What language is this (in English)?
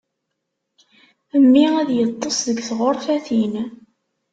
Kabyle